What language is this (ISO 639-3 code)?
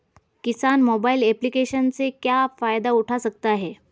hin